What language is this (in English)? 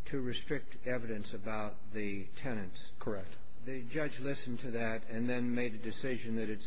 English